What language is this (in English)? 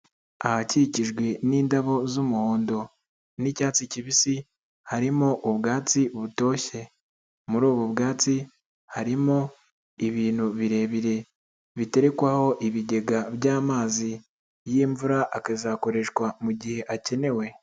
Kinyarwanda